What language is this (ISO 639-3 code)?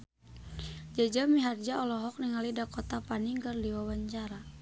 sun